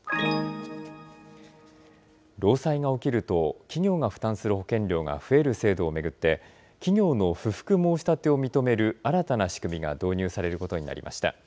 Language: Japanese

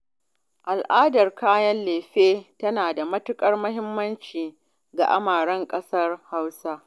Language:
Hausa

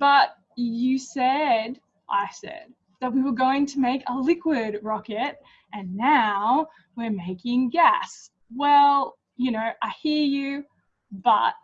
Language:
English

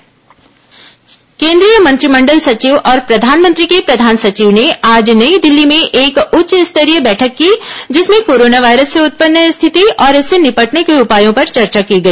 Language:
Hindi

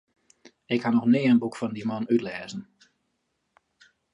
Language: Western Frisian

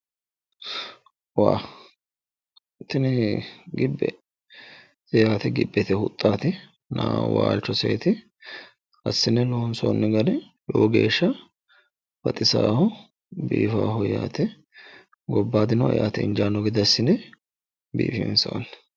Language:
Sidamo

